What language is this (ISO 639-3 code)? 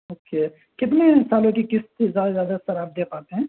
urd